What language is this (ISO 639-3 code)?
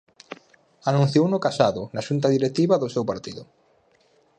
glg